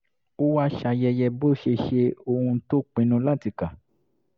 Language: Yoruba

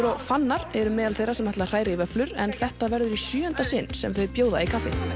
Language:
Icelandic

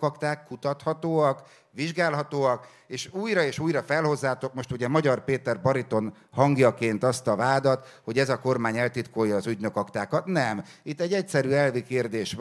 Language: Hungarian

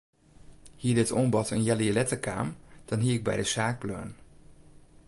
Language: Western Frisian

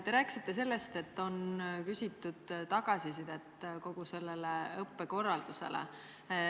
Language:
Estonian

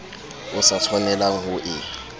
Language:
Southern Sotho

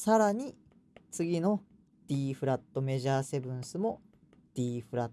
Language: Japanese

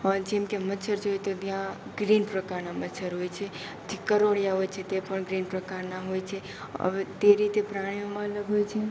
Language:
Gujarati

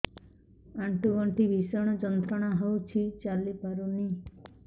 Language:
Odia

